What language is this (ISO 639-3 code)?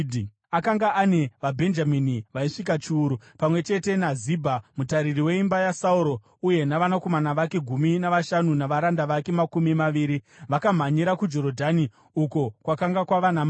sna